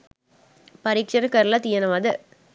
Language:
Sinhala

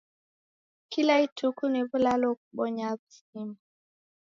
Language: Taita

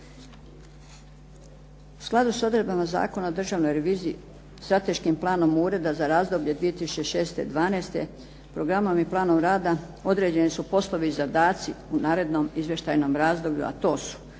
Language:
Croatian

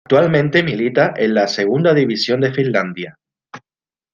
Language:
Spanish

